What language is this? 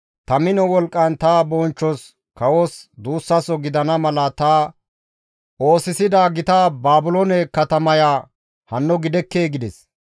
Gamo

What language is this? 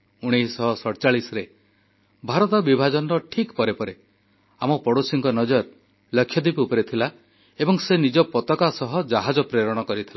Odia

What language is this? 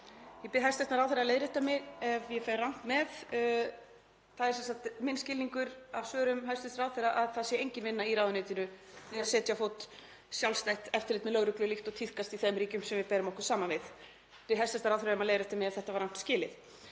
Icelandic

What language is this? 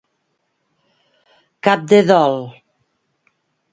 Catalan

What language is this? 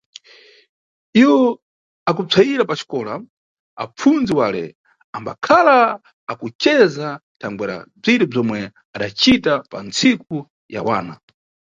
Nyungwe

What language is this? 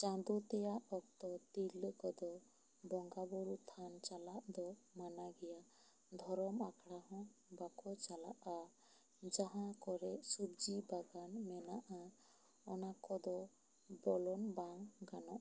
Santali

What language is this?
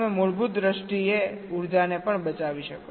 Gujarati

